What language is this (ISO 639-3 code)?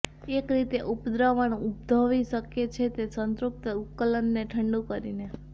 guj